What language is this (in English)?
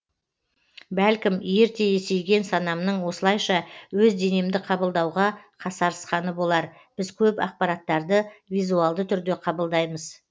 Kazakh